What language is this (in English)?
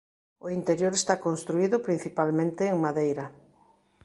Galician